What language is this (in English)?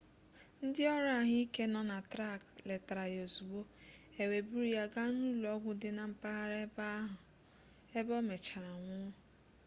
Igbo